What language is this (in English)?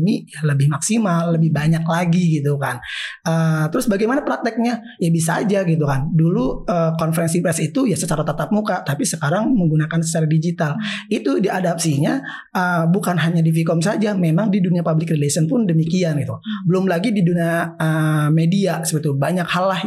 Indonesian